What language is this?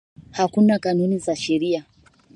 Swahili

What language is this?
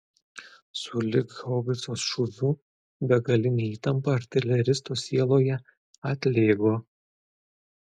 Lithuanian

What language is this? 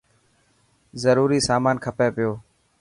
Dhatki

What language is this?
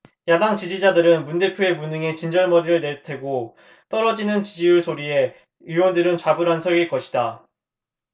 Korean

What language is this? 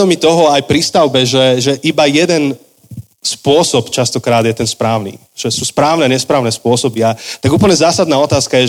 Slovak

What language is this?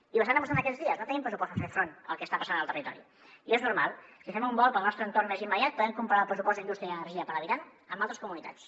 Catalan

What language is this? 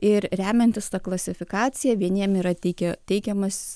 Lithuanian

